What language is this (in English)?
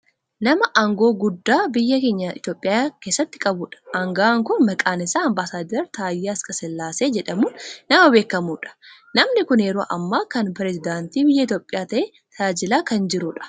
Oromo